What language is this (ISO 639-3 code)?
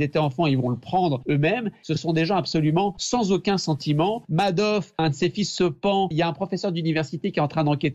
fra